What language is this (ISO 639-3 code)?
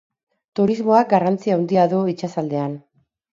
eus